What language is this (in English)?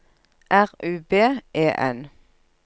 Norwegian